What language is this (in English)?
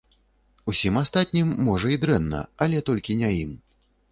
Belarusian